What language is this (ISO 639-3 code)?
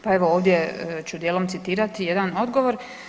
hrv